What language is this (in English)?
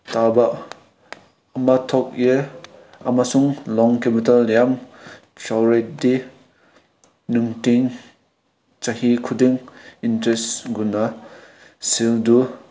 Manipuri